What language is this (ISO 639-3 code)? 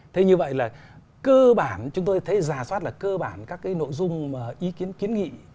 vie